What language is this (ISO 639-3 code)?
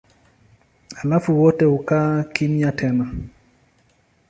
swa